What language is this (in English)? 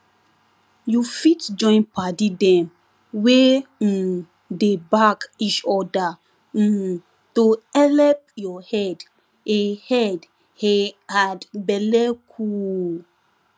Nigerian Pidgin